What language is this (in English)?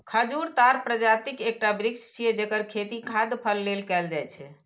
Maithili